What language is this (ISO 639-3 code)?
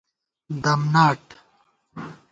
gwt